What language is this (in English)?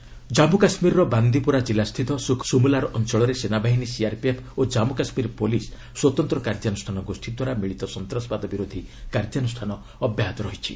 Odia